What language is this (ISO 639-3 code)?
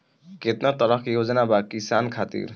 bho